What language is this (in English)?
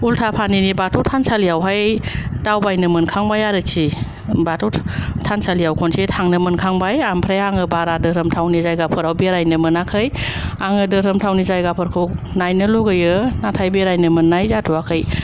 Bodo